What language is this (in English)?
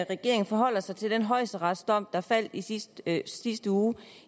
Danish